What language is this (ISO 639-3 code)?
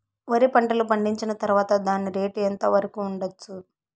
tel